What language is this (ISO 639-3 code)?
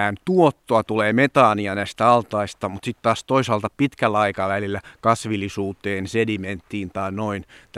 fin